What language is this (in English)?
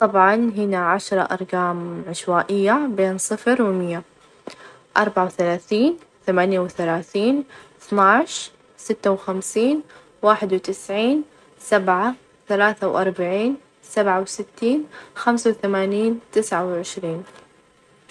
Najdi Arabic